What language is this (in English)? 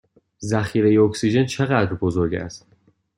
Persian